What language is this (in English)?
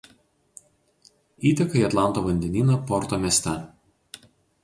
Lithuanian